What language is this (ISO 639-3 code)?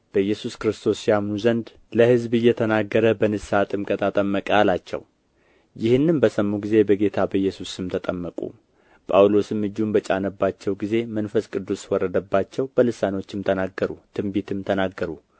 amh